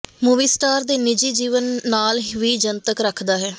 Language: Punjabi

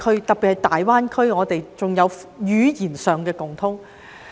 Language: Cantonese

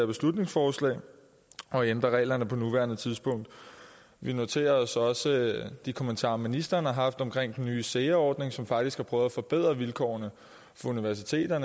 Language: Danish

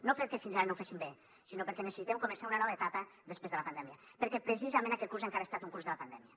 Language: Catalan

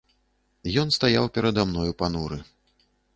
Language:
Belarusian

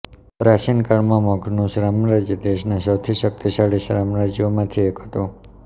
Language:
Gujarati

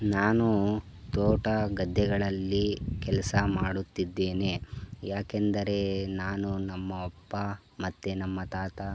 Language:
Kannada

